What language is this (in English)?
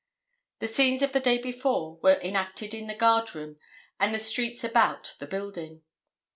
English